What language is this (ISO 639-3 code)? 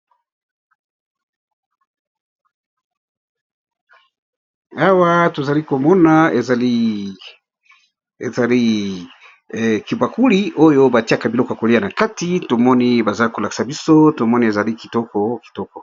lin